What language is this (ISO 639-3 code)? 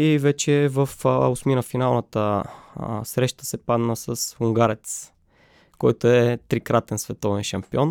bul